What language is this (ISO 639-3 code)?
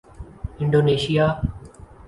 urd